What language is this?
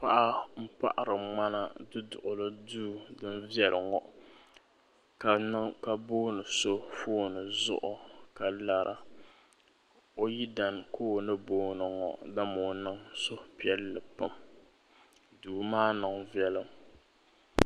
Dagbani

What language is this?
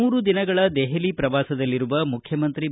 Kannada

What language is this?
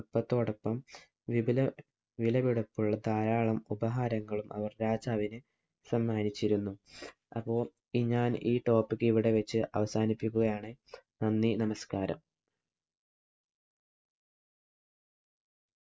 Malayalam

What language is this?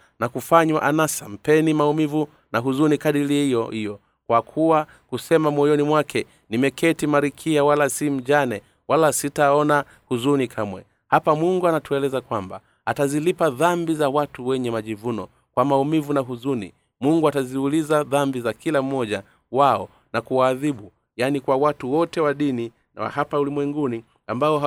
Swahili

